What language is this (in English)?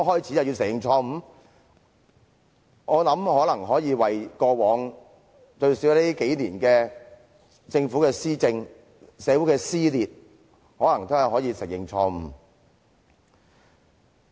Cantonese